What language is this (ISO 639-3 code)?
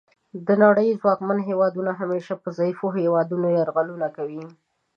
pus